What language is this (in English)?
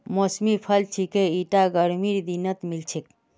Magahi